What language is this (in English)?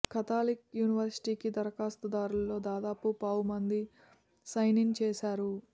Telugu